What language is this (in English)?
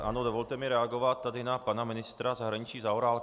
Czech